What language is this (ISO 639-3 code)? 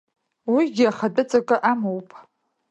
abk